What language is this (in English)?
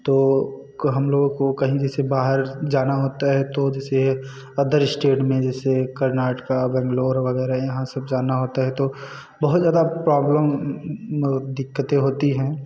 Hindi